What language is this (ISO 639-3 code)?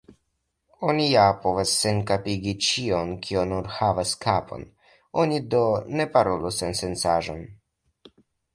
epo